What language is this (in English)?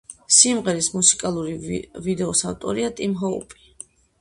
Georgian